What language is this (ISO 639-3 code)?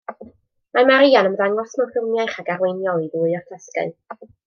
cym